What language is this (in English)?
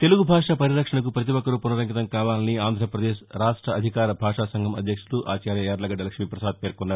Telugu